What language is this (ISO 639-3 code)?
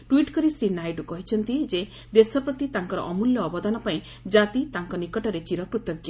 ori